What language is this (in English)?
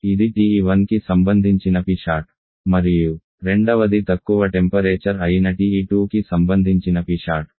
Telugu